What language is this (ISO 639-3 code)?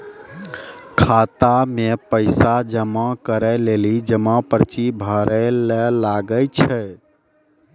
mai